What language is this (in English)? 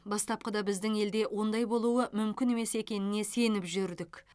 Kazakh